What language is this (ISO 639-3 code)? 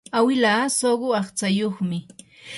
qur